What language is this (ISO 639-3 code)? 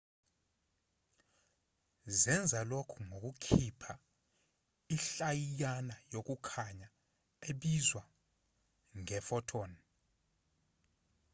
zul